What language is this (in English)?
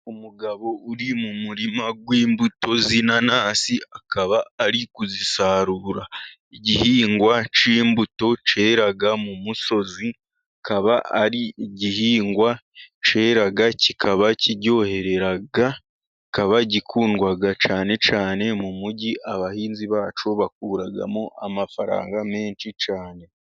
Kinyarwanda